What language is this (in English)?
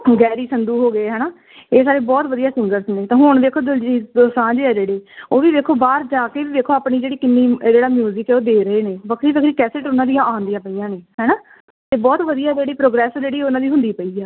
Punjabi